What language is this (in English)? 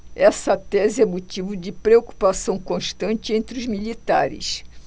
Portuguese